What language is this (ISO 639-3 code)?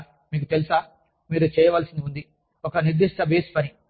tel